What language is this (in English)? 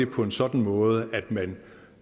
Danish